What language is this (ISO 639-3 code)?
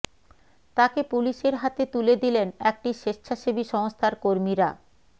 ben